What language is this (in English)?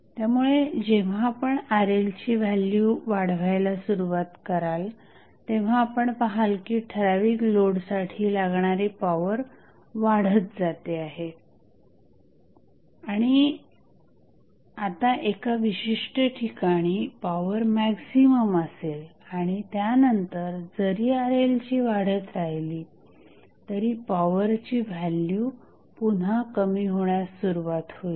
Marathi